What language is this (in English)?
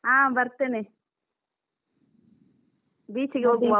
Kannada